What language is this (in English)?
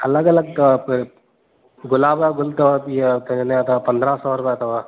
Sindhi